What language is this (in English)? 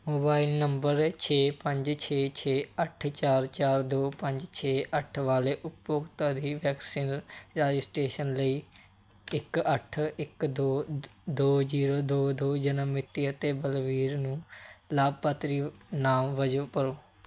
Punjabi